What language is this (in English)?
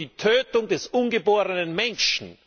German